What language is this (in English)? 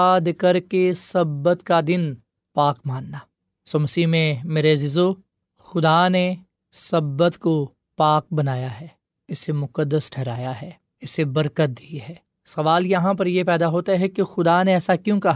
Urdu